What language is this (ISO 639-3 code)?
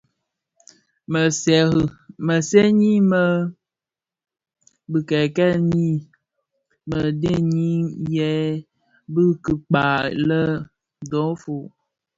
ksf